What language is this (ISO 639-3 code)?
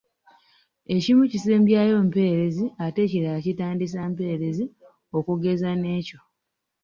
lug